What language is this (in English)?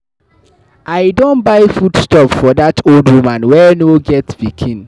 Nigerian Pidgin